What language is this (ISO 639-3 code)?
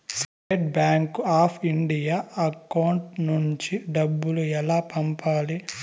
tel